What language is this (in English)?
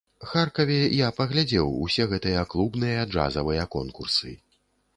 Belarusian